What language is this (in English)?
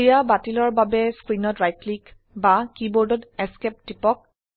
Assamese